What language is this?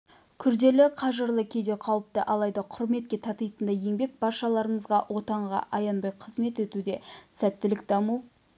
Kazakh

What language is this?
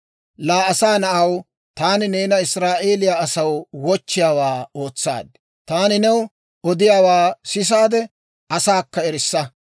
Dawro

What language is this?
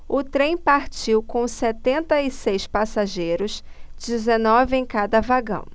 Portuguese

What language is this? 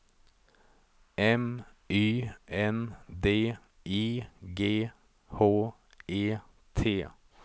Swedish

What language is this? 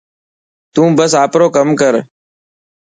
Dhatki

